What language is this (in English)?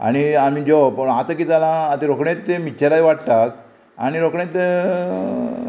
Konkani